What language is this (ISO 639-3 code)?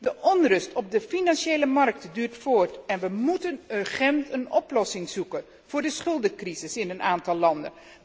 nld